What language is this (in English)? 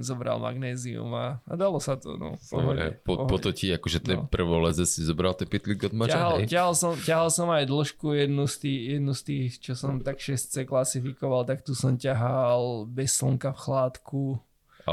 Slovak